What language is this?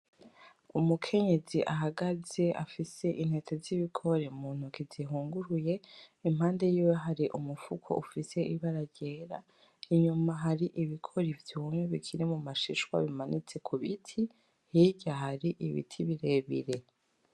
Rundi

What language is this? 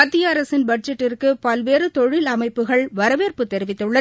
Tamil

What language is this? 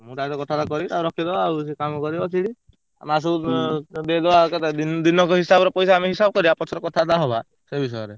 Odia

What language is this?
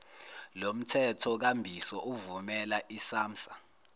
Zulu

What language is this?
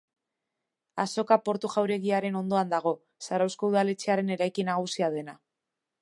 Basque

